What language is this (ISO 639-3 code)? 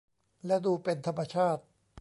tha